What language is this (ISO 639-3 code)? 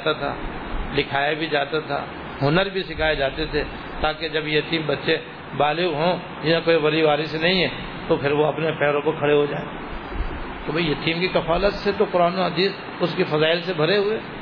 urd